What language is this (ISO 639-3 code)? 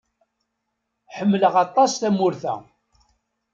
kab